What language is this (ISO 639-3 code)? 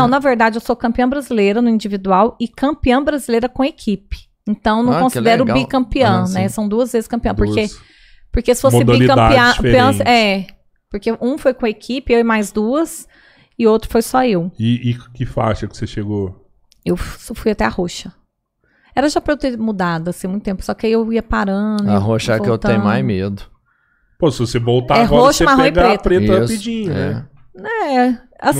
por